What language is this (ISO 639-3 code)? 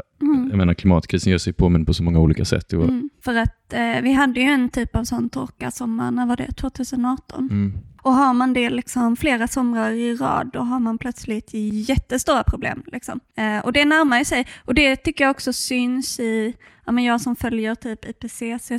swe